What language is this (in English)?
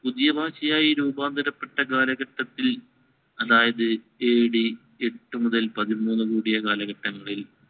Malayalam